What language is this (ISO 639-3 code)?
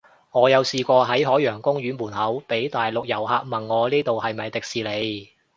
yue